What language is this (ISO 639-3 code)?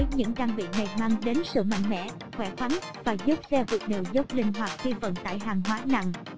vie